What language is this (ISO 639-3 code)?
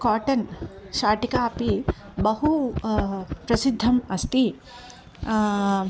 san